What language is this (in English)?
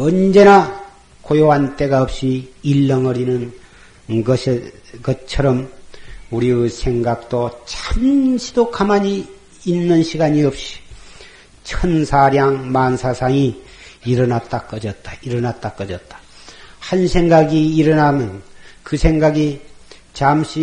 Korean